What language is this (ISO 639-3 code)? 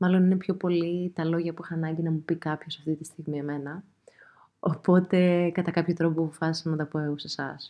ell